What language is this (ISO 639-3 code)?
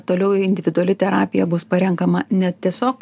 lit